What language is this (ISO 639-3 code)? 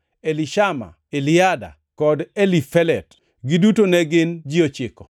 luo